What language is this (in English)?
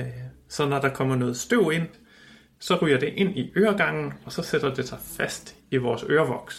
Danish